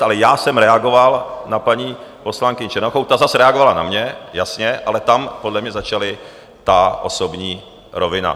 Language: Czech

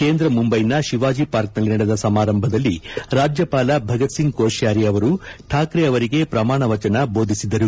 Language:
Kannada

